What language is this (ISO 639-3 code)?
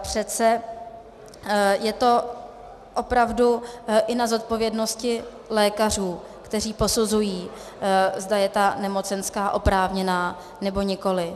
ces